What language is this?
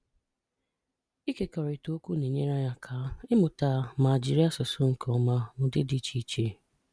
Igbo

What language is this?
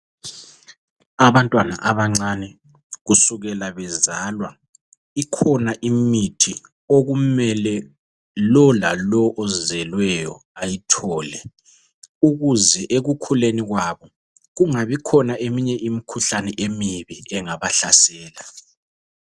North Ndebele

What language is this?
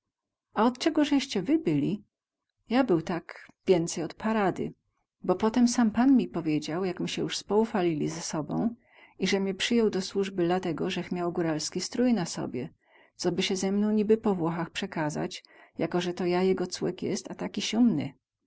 Polish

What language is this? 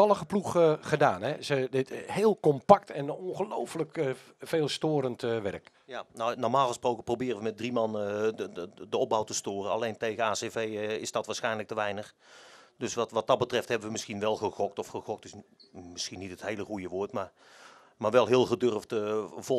Dutch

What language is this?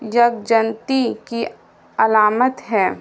Urdu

